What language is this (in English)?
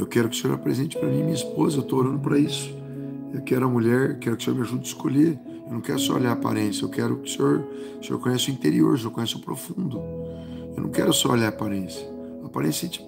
Portuguese